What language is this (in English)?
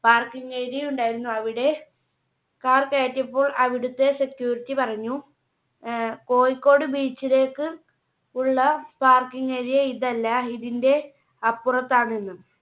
Malayalam